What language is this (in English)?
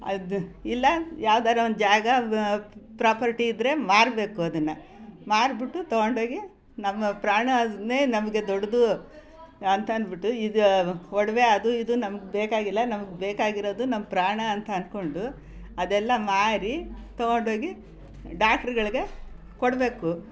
Kannada